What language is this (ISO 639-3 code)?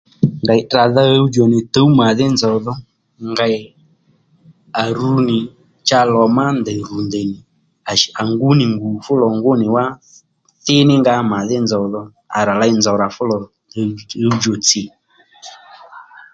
led